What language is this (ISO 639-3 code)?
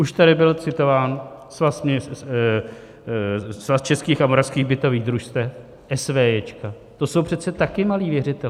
ces